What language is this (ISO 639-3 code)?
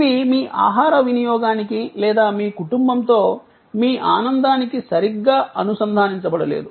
tel